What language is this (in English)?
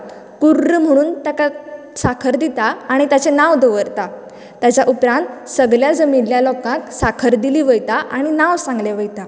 Konkani